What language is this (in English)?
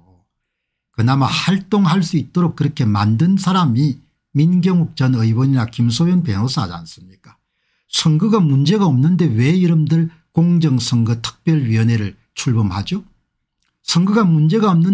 Korean